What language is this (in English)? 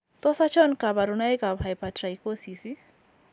Kalenjin